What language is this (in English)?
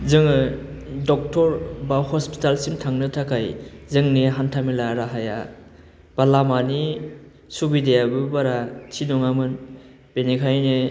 Bodo